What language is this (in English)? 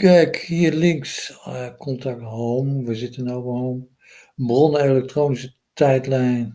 Dutch